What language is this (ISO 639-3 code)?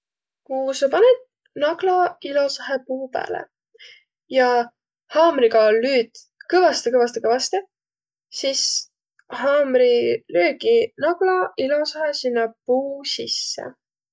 vro